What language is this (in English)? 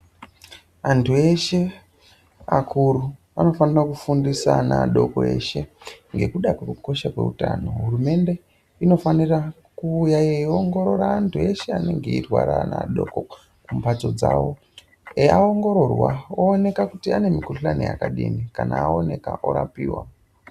Ndau